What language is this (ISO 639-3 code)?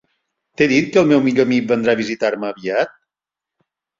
cat